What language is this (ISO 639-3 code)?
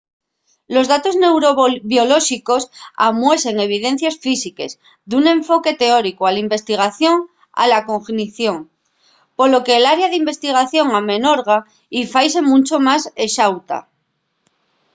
ast